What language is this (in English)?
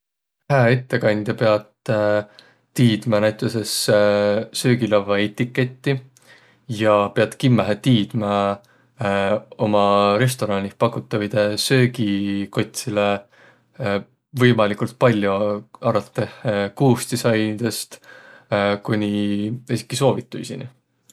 Võro